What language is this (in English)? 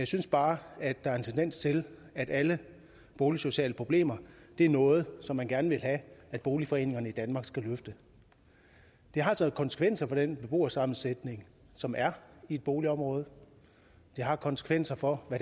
Danish